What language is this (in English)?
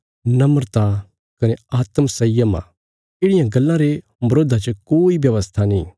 Bilaspuri